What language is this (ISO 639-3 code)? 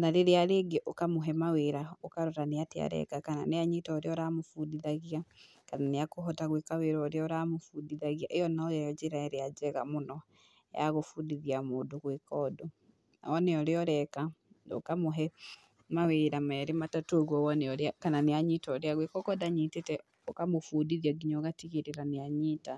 kik